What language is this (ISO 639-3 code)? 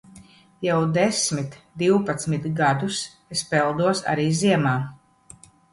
lav